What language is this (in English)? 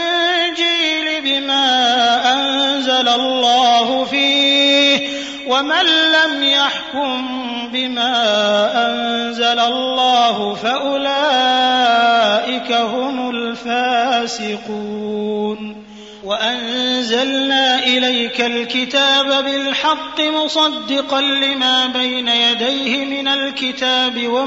Arabic